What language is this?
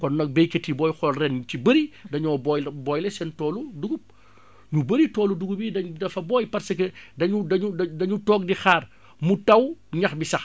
Wolof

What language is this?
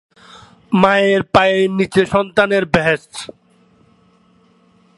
Bangla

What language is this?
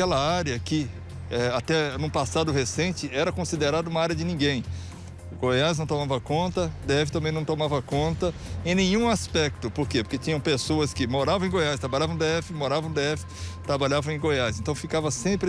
Portuguese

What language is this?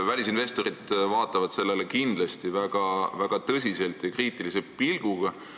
Estonian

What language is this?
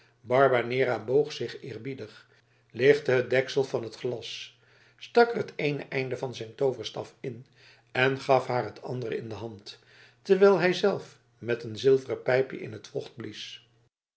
Dutch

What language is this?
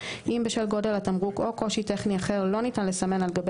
Hebrew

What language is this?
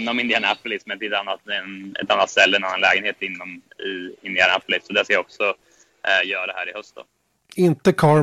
Swedish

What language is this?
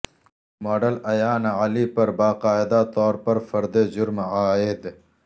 Urdu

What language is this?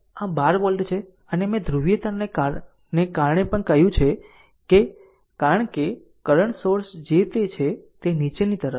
Gujarati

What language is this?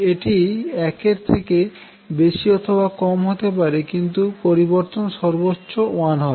Bangla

